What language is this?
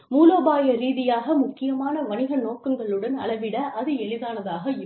Tamil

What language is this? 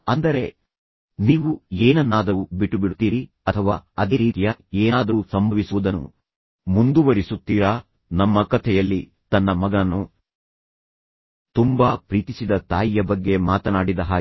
Kannada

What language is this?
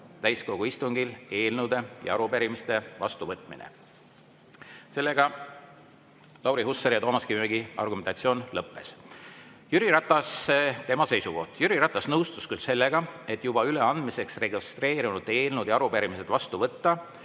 Estonian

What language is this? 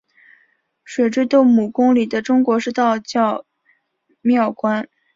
Chinese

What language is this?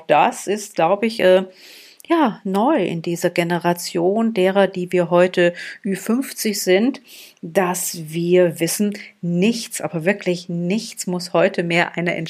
German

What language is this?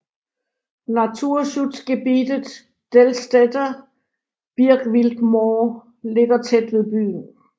Danish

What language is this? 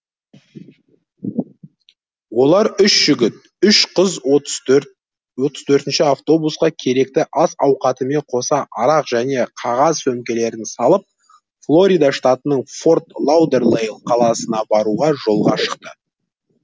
Kazakh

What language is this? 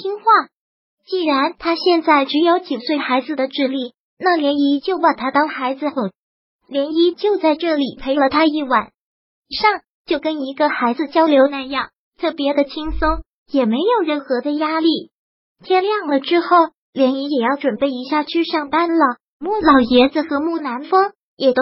Chinese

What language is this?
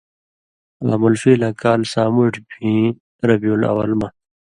Indus Kohistani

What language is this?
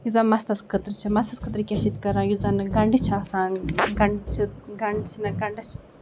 Kashmiri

